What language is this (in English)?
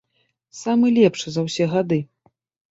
Belarusian